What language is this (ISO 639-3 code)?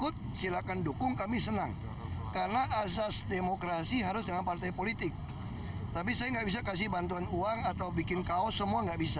ind